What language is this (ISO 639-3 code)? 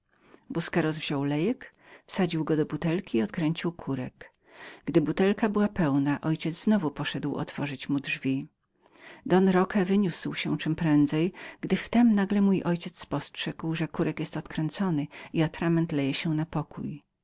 pol